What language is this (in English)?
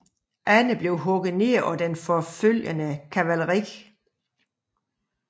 Danish